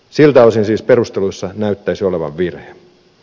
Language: Finnish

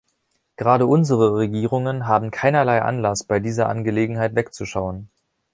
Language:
German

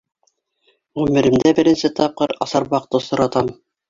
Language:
Bashkir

